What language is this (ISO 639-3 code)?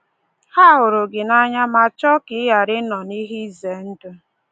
ibo